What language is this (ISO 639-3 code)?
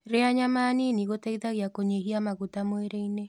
kik